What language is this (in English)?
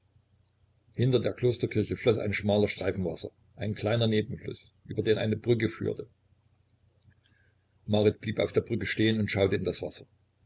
German